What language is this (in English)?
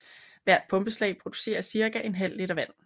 Danish